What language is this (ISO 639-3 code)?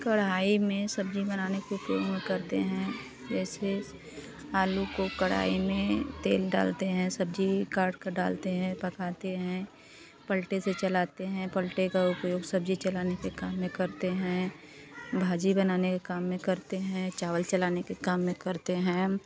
hin